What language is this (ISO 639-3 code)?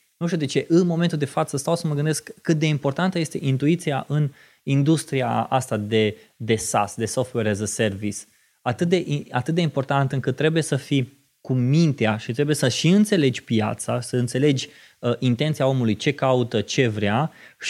ron